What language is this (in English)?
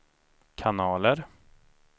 Swedish